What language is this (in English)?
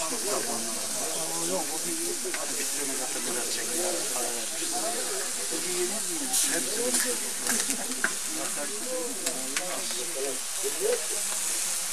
Turkish